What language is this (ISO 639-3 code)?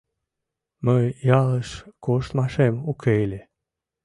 chm